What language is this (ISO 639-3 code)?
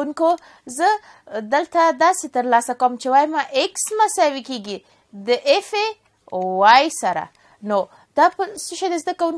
fas